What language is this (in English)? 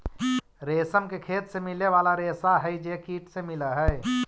Magahi